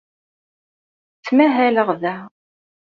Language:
Kabyle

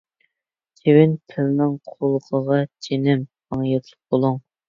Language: Uyghur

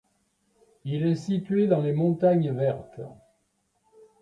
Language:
French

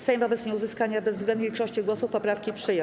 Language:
Polish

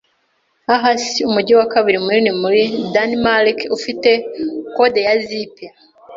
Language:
Kinyarwanda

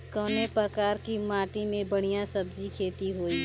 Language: Bhojpuri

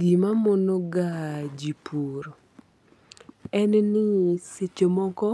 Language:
Luo (Kenya and Tanzania)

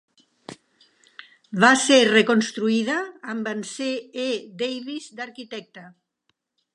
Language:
Catalan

